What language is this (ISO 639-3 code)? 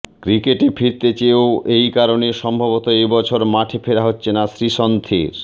ben